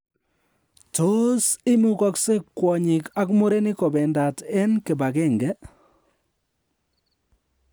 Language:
Kalenjin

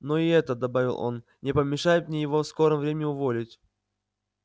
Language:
Russian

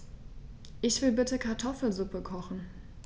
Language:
German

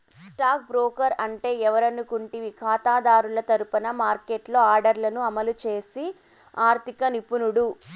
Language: Telugu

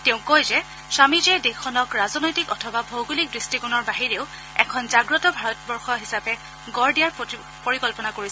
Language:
Assamese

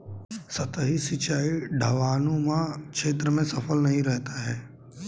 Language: Hindi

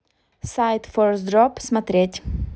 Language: Russian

